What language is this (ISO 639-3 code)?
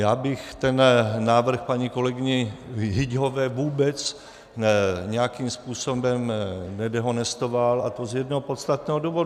ces